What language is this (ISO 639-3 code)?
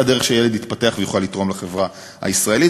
heb